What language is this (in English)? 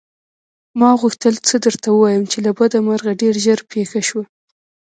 Pashto